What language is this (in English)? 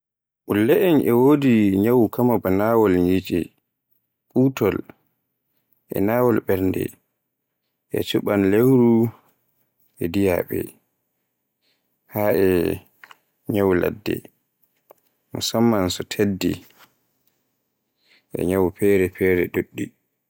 Borgu Fulfulde